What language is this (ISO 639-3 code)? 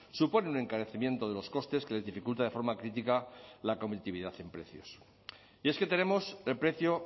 spa